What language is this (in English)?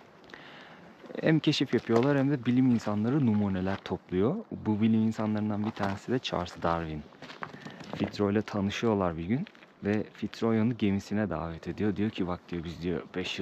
Turkish